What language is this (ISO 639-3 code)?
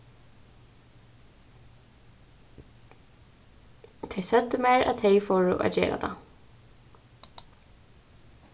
fao